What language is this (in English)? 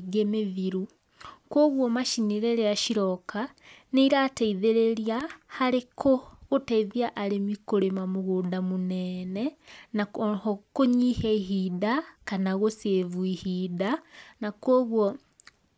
Kikuyu